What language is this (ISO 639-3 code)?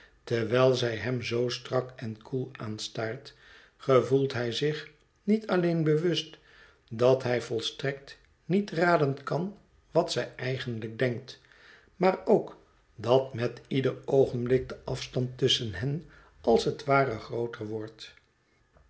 nld